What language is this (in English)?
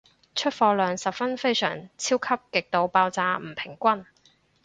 Cantonese